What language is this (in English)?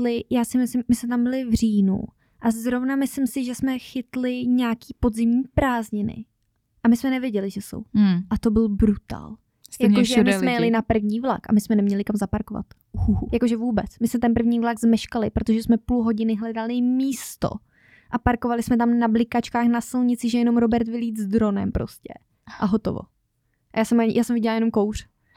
Czech